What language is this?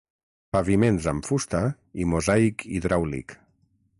Catalan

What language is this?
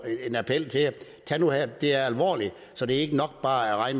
Danish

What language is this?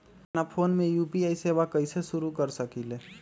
Magahi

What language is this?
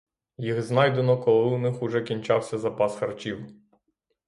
Ukrainian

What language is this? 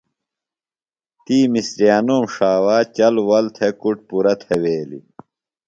Phalura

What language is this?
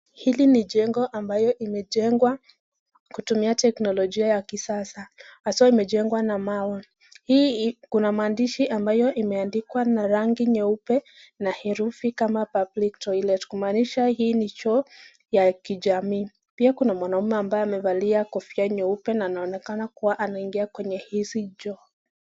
Swahili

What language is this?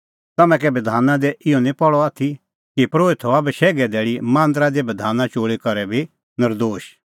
Kullu Pahari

